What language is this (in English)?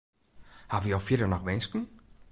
Western Frisian